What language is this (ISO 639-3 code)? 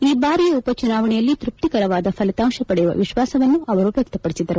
kan